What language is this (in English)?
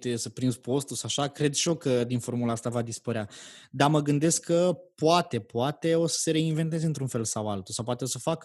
Romanian